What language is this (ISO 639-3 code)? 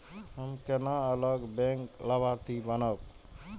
mai